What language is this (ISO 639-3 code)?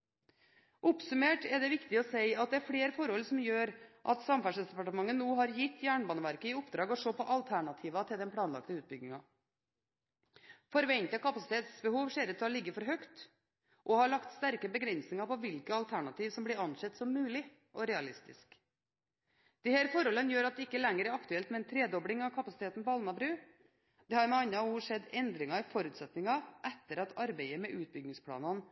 nob